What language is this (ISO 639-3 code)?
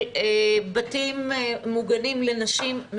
heb